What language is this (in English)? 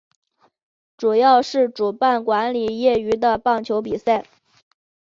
Chinese